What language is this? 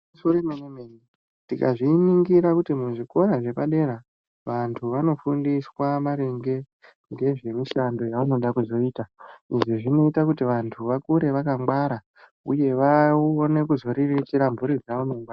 Ndau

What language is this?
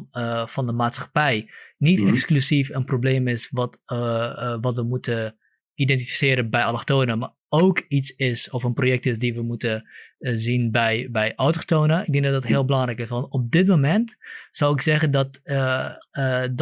Dutch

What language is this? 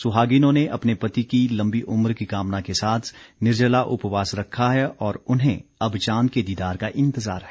Hindi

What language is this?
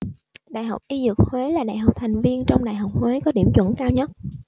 Vietnamese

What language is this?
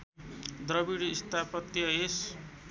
Nepali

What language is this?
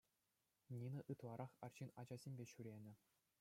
Chuvash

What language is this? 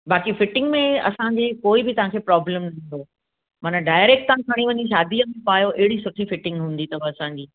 Sindhi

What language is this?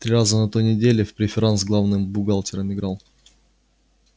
Russian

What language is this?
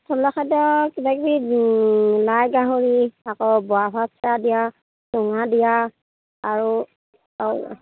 Assamese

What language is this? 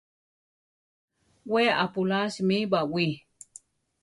Central Tarahumara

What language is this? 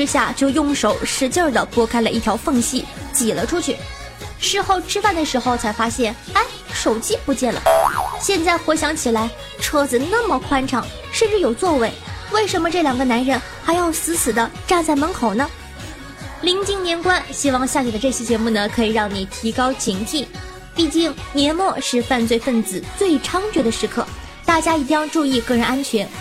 Chinese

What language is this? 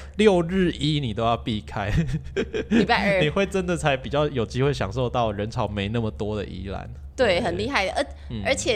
Chinese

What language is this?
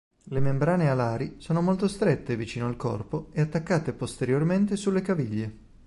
Italian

